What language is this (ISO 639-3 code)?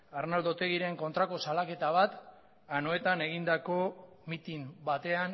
eus